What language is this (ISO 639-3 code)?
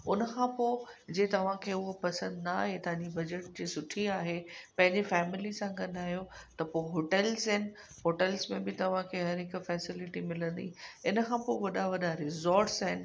snd